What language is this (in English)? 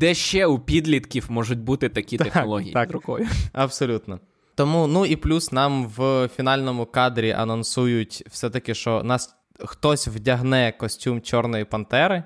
Ukrainian